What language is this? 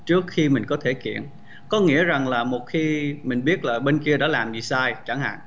Vietnamese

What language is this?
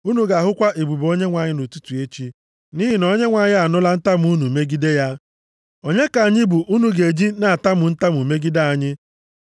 Igbo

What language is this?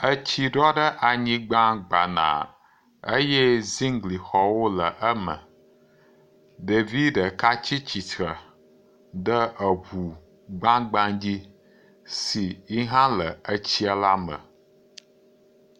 Ewe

